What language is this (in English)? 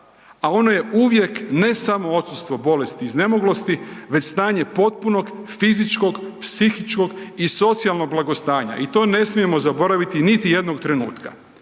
Croatian